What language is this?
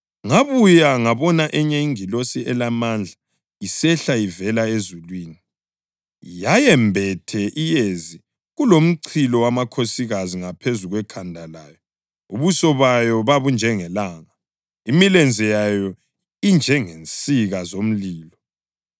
North Ndebele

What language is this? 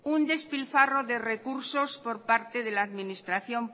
Spanish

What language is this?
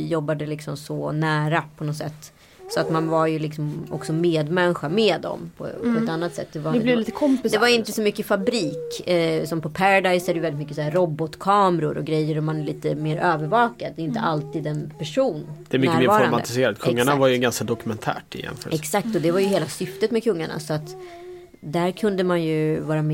Swedish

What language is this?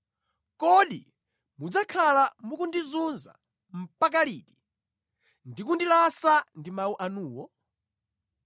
Nyanja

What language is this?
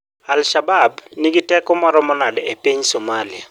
Luo (Kenya and Tanzania)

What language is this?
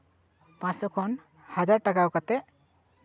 Santali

